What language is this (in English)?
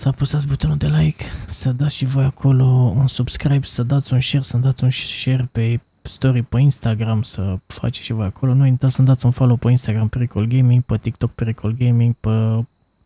Romanian